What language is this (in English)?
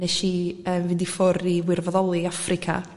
Welsh